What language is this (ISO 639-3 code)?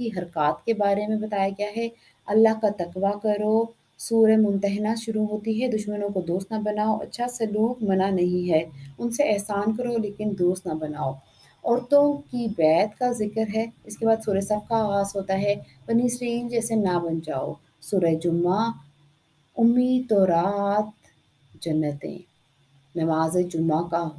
hin